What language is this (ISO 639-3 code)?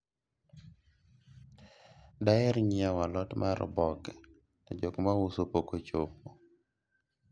luo